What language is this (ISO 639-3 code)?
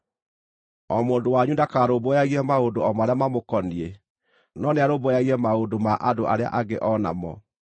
kik